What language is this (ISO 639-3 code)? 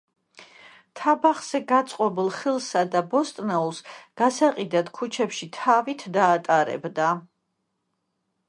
kat